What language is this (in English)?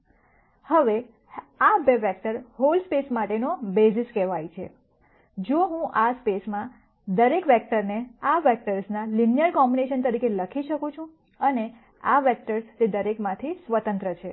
Gujarati